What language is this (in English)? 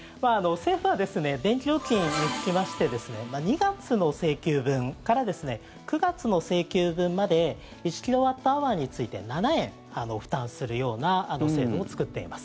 Japanese